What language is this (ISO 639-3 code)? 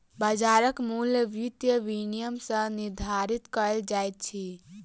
mai